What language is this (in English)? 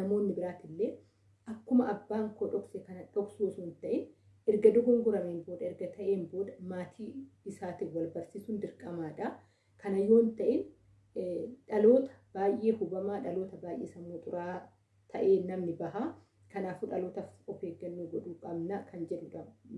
Oromo